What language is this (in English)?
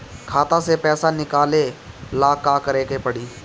Bhojpuri